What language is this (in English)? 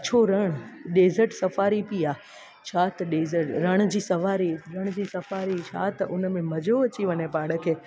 Sindhi